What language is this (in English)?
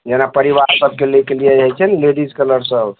Maithili